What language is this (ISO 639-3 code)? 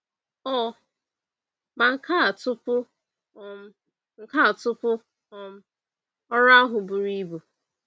ibo